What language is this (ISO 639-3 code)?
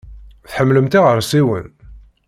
kab